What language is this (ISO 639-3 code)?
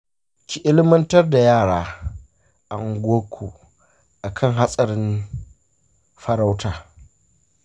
hau